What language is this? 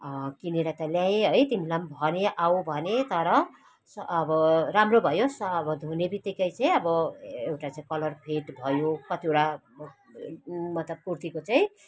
Nepali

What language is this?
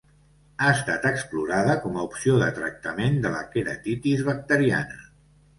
Catalan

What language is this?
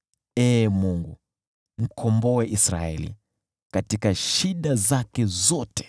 Swahili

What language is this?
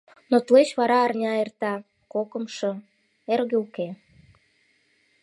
Mari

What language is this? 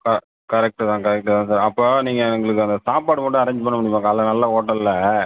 Tamil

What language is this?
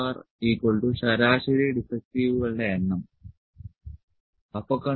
Malayalam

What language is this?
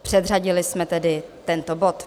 Czech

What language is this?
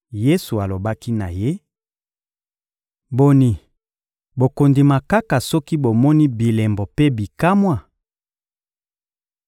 Lingala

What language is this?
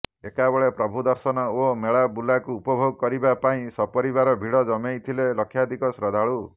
Odia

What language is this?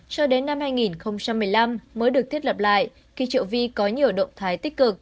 Vietnamese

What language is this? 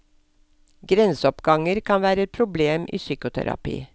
Norwegian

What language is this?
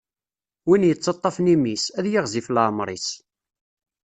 Kabyle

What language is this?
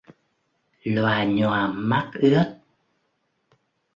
Vietnamese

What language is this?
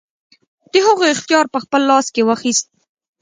Pashto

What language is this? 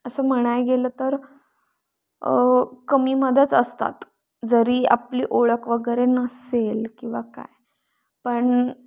Marathi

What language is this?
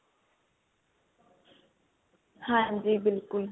Punjabi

